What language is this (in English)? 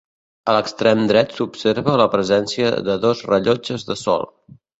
Catalan